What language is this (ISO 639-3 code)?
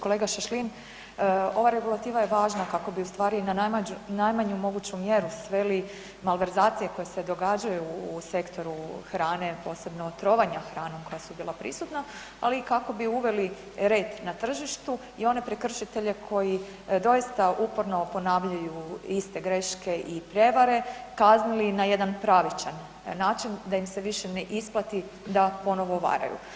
hrv